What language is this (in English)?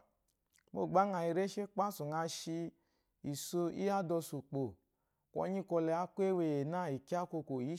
Eloyi